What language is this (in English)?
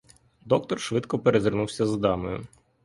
Ukrainian